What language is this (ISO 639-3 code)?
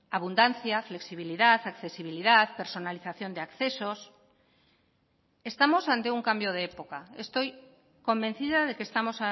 spa